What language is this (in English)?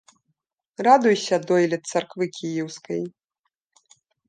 Belarusian